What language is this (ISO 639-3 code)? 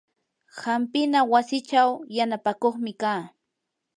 qur